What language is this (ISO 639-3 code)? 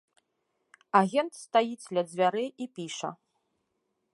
bel